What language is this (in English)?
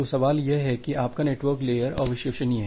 Hindi